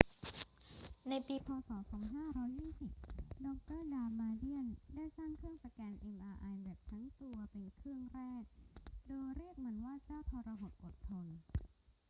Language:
Thai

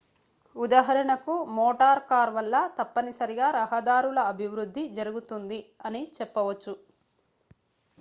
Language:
Telugu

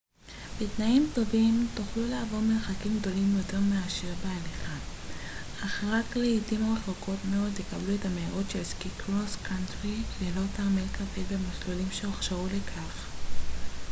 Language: Hebrew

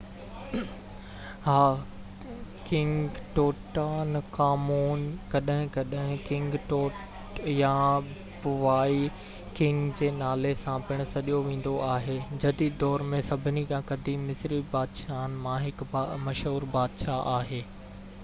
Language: Sindhi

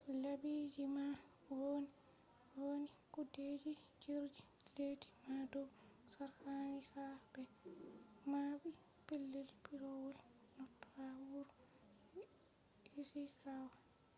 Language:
Fula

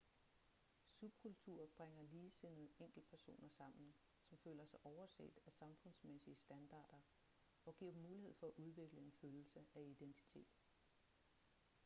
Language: Danish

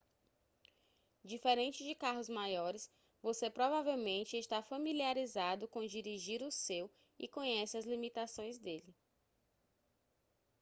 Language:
Portuguese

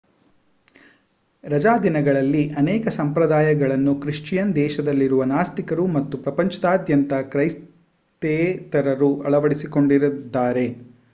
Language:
Kannada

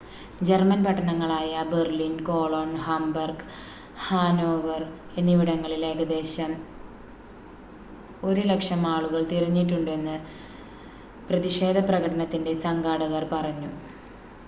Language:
Malayalam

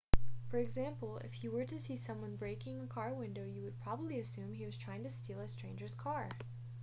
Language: English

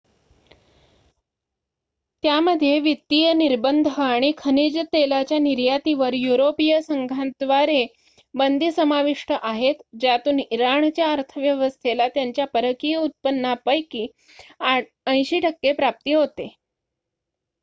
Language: Marathi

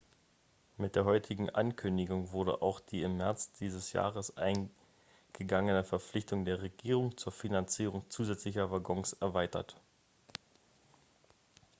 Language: German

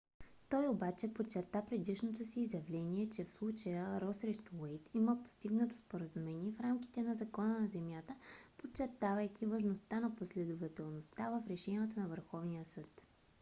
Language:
Bulgarian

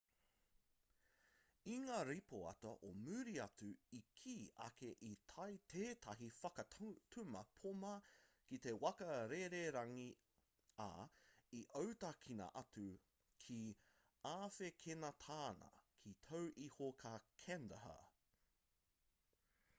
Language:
Māori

